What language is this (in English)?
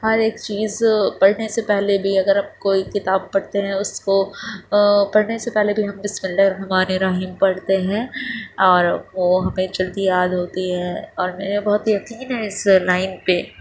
Urdu